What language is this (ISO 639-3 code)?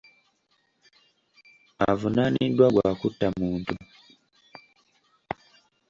lug